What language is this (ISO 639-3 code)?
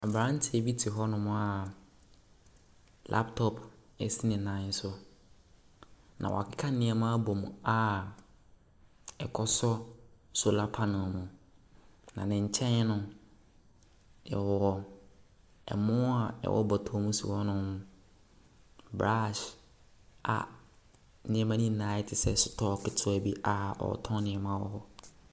aka